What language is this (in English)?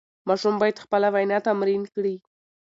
Pashto